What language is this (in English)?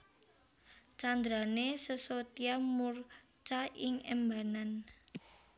Javanese